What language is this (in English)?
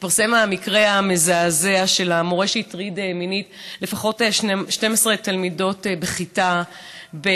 Hebrew